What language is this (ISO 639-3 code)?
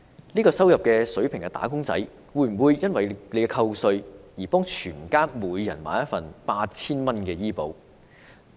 yue